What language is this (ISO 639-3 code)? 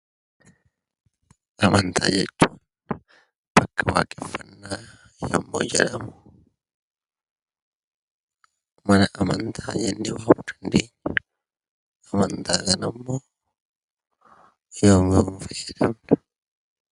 orm